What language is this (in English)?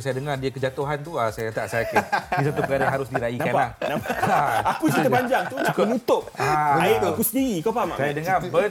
Malay